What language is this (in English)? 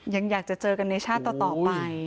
Thai